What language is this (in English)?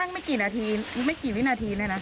Thai